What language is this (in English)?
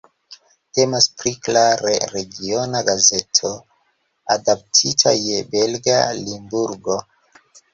Esperanto